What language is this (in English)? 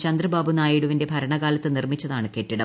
Malayalam